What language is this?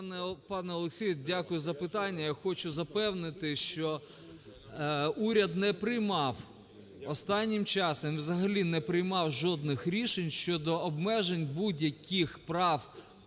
Ukrainian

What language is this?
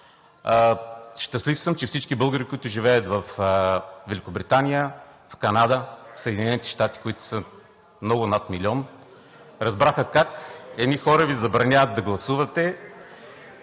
Bulgarian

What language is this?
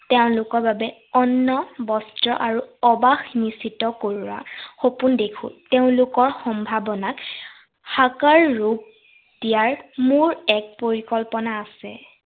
Assamese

